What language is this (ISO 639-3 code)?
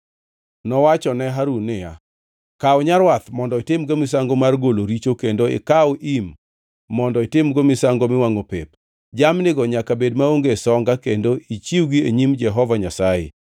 luo